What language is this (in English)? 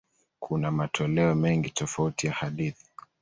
Swahili